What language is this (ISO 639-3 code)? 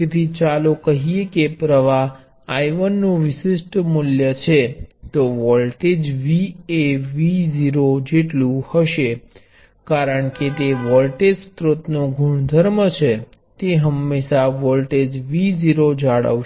guj